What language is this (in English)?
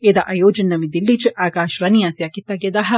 Dogri